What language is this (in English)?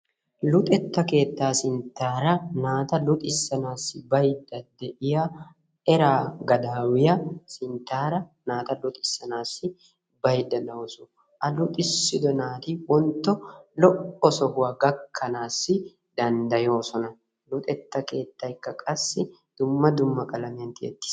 Wolaytta